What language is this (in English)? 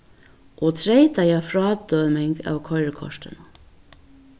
Faroese